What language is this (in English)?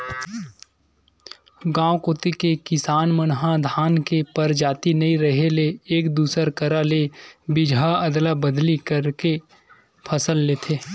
Chhattisgarhi